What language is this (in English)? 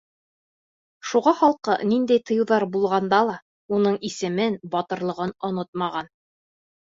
Bashkir